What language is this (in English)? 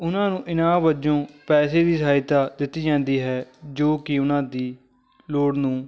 Punjabi